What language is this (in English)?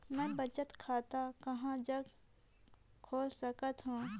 Chhattisgarhi